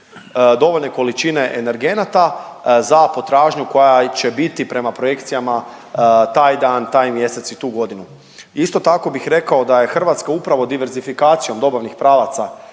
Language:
Croatian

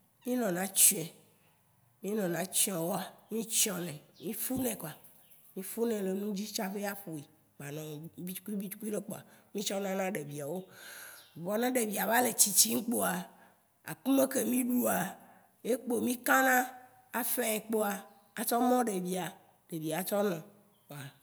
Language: Waci Gbe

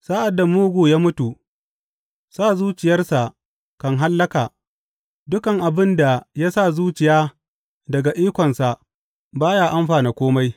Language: Hausa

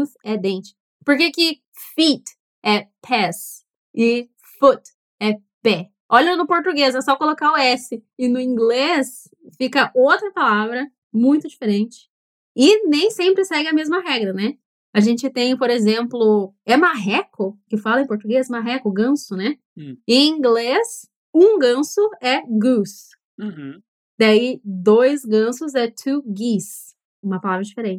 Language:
Portuguese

